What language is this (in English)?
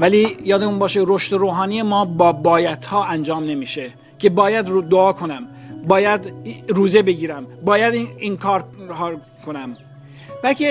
Persian